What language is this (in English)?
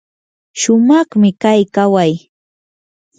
Yanahuanca Pasco Quechua